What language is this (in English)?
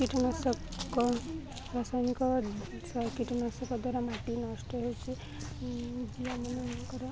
Odia